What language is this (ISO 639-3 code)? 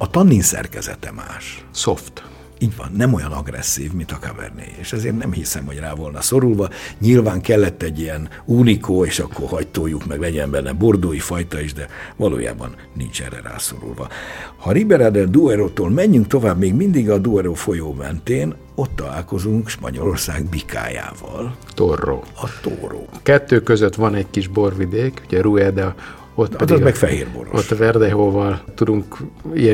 hun